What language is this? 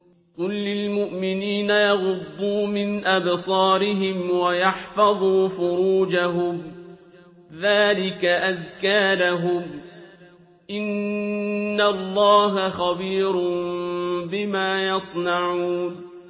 Arabic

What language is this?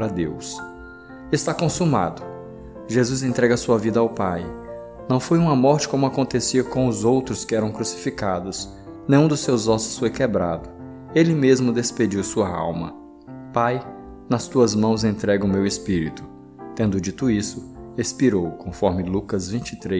Portuguese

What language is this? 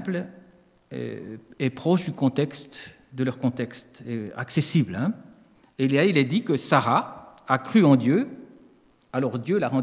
French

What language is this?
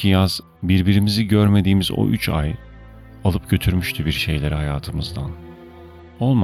Turkish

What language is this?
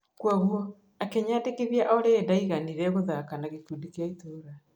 Kikuyu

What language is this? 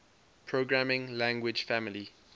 English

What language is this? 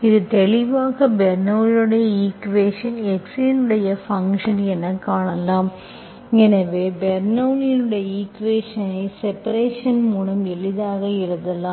Tamil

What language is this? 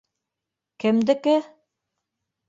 Bashkir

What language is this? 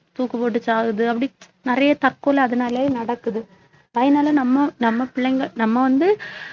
Tamil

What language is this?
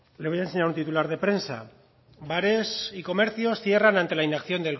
Spanish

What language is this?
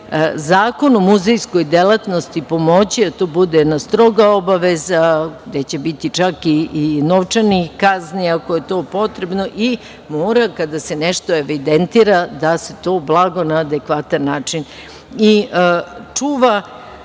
Serbian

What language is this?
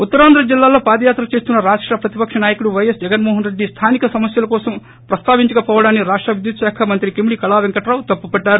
Telugu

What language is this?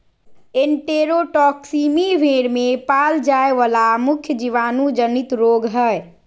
Magahi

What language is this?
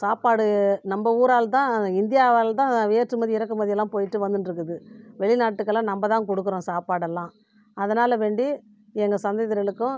Tamil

